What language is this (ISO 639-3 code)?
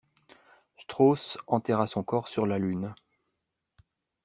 fra